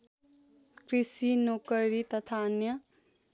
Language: Nepali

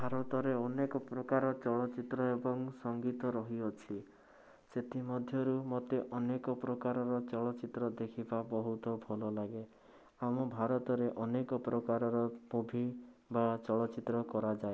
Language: Odia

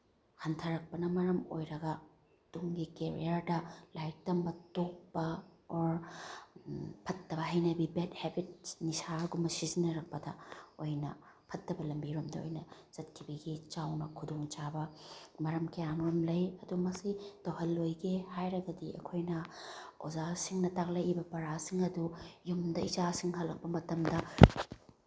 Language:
Manipuri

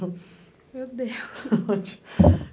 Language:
Portuguese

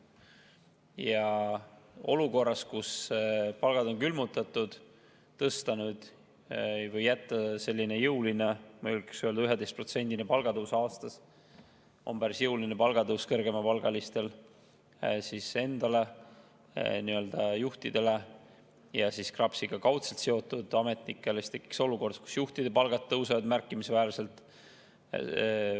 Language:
Estonian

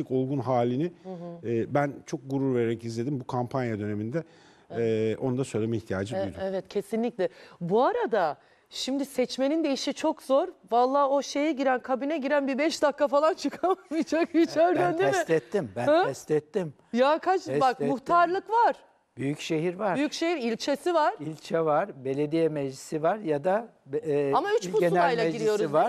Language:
Turkish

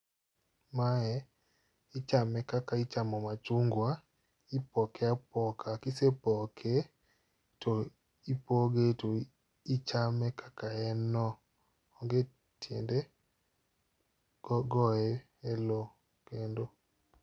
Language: Luo (Kenya and Tanzania)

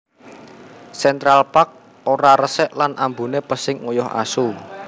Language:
Javanese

